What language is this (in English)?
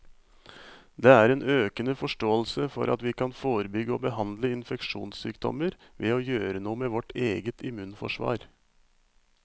Norwegian